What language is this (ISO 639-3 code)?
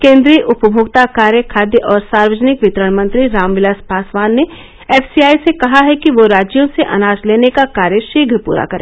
hin